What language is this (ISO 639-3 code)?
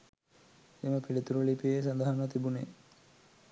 sin